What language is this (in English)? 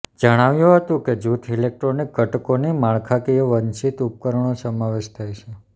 Gujarati